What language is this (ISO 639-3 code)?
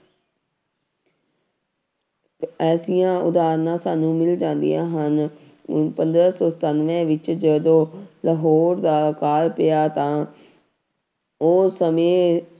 pan